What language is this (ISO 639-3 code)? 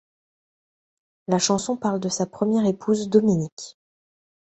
fra